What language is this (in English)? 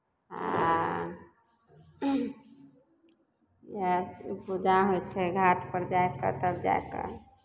Maithili